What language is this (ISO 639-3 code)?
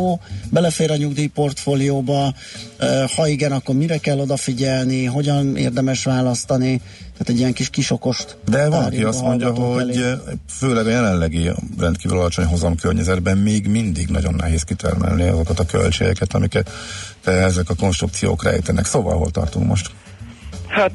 hun